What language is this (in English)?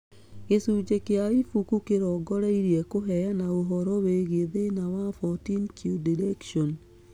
Kikuyu